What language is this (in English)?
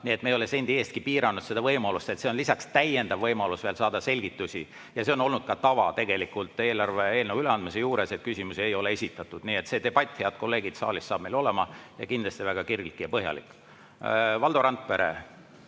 Estonian